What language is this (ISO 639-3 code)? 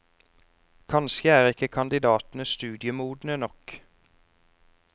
nor